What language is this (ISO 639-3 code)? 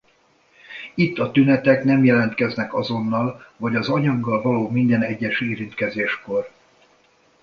hun